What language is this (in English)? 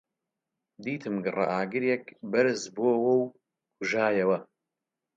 Central Kurdish